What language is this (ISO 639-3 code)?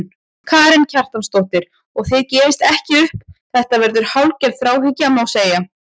isl